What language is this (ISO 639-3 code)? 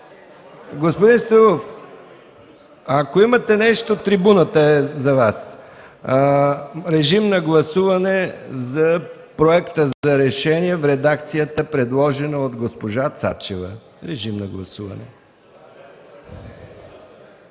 bul